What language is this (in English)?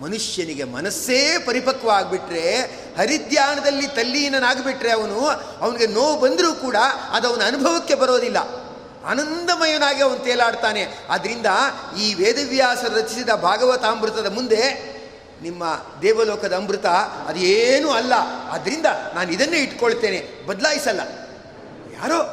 Kannada